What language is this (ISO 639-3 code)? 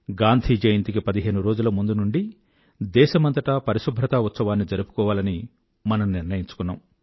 tel